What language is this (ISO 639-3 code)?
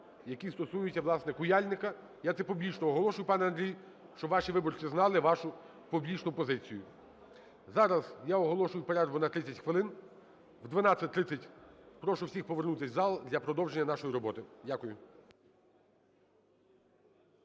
ukr